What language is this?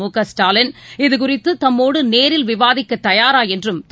Tamil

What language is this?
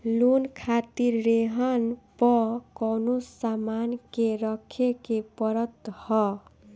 Bhojpuri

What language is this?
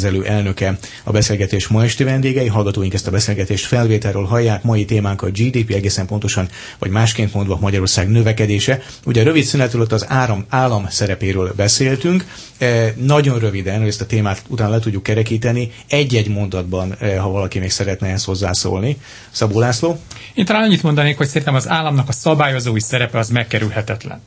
Hungarian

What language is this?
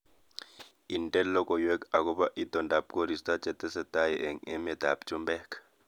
Kalenjin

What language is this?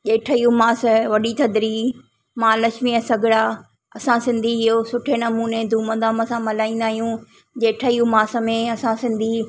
Sindhi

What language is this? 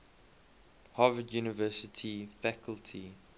English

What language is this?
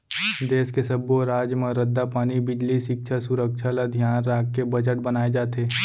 Chhattisgarhi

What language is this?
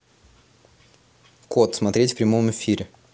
Russian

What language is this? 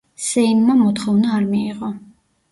Georgian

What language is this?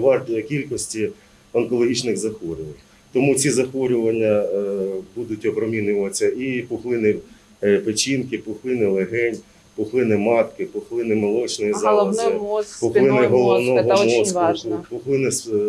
Ukrainian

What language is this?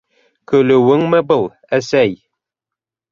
Bashkir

